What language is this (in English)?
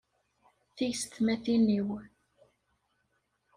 Kabyle